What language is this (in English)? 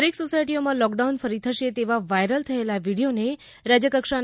Gujarati